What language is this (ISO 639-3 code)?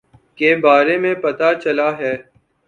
urd